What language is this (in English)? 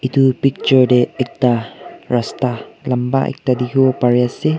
Naga Pidgin